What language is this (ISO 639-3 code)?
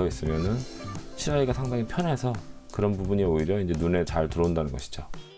kor